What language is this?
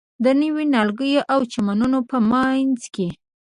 Pashto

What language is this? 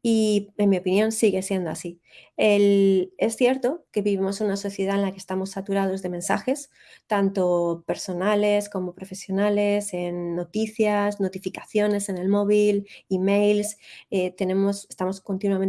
Spanish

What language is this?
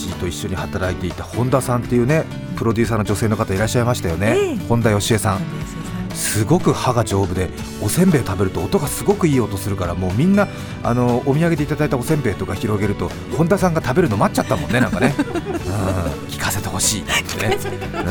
Japanese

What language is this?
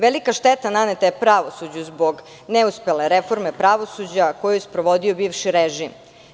Serbian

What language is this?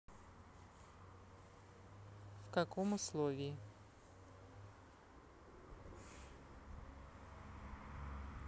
Russian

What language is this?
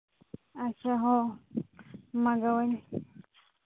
Santali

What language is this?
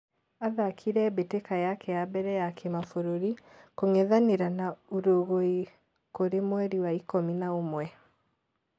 Kikuyu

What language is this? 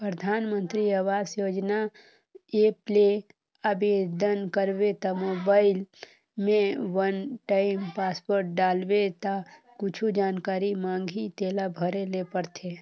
Chhattisgarhi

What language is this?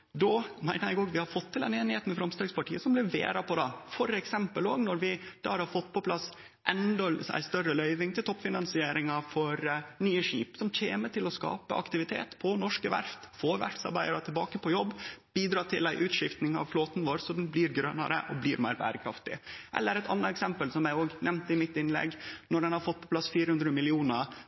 Norwegian Nynorsk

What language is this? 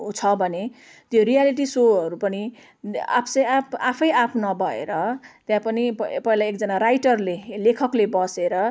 Nepali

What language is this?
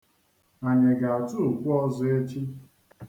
Igbo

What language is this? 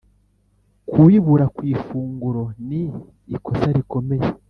Kinyarwanda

